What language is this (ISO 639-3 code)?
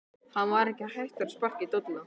isl